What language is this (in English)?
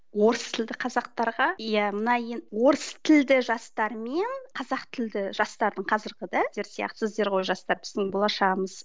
Kazakh